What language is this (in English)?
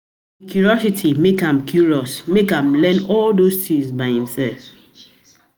Nigerian Pidgin